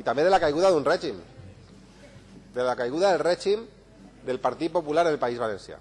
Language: Spanish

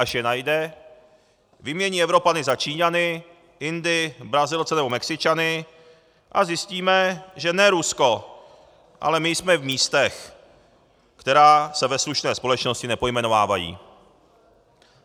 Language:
Czech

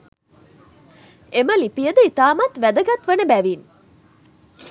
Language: Sinhala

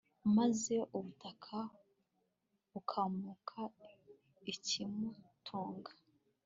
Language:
Kinyarwanda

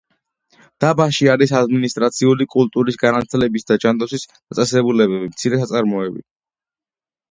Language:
Georgian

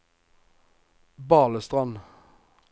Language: Norwegian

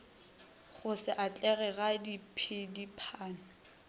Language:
Northern Sotho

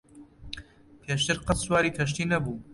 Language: Central Kurdish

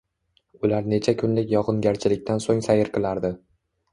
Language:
Uzbek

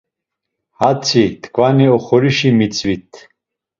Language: Laz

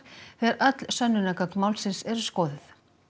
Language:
Icelandic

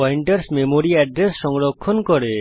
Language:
Bangla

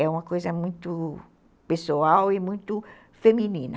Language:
Portuguese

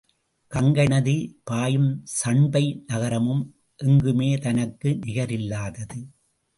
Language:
Tamil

